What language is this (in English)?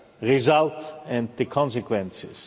English